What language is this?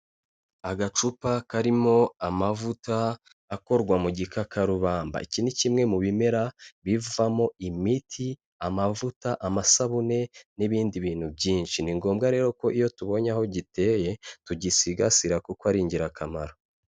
Kinyarwanda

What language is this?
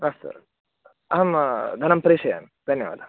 Sanskrit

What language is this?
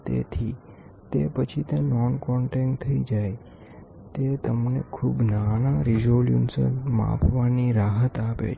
Gujarati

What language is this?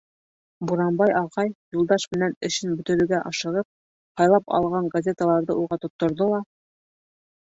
Bashkir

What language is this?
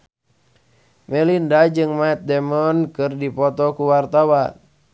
Sundanese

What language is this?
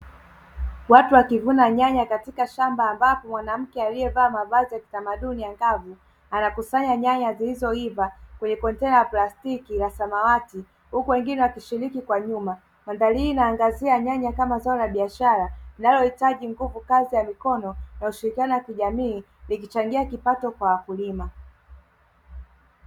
Swahili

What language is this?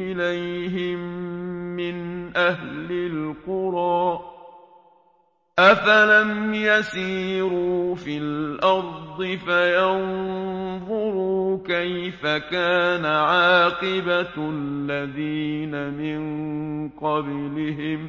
Arabic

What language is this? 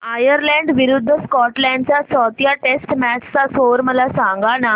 Marathi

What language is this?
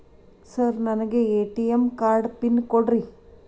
Kannada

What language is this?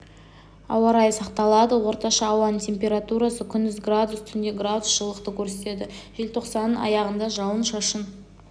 Kazakh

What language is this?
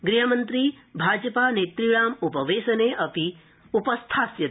Sanskrit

